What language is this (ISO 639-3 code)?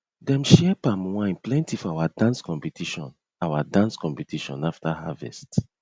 pcm